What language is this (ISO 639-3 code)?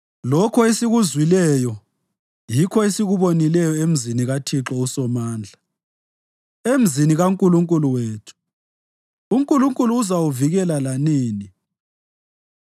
nde